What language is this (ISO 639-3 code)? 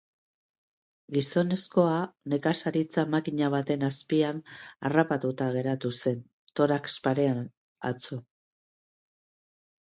eus